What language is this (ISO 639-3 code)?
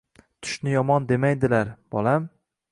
uzb